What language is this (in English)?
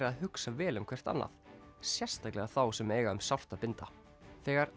Icelandic